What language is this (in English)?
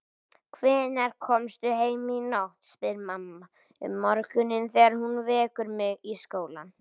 Icelandic